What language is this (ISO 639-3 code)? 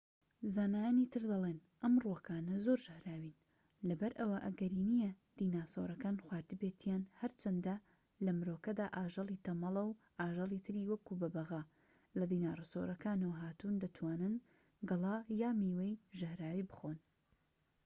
ckb